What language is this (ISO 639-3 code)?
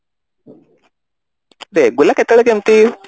ori